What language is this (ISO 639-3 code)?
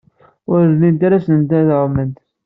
kab